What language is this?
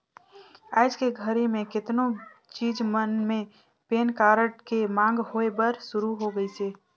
Chhattisgarhi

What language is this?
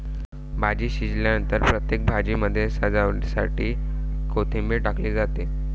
Marathi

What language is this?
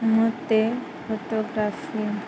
Odia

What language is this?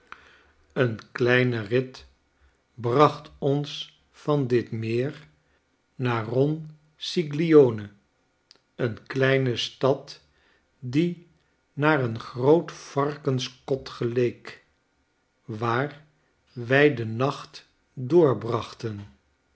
Dutch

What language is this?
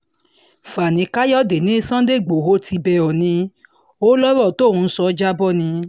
Yoruba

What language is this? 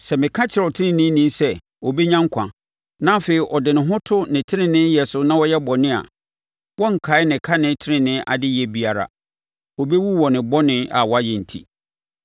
Akan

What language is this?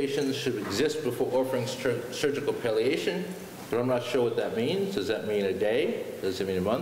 English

